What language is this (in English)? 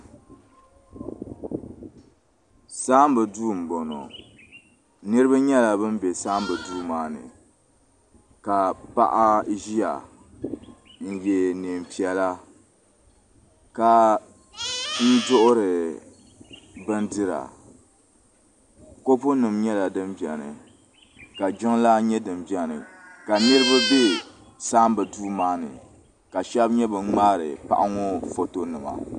Dagbani